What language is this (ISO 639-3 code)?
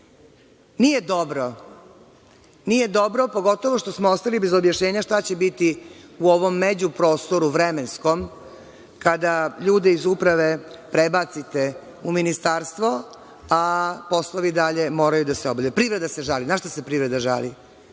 srp